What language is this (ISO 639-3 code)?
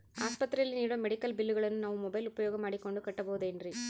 kan